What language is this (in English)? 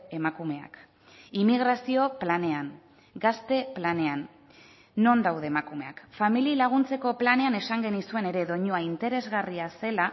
Basque